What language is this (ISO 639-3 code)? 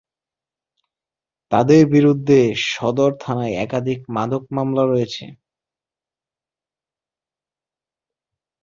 ben